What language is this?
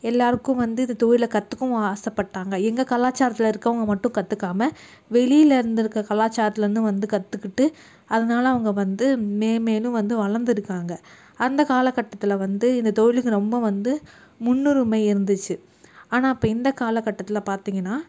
Tamil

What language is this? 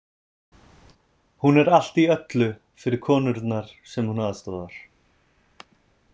Icelandic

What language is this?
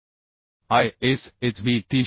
Marathi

